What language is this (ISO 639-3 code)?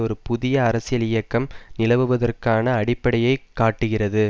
tam